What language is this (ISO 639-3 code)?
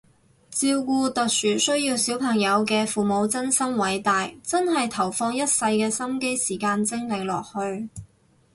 yue